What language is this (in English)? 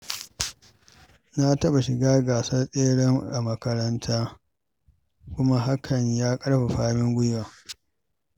Hausa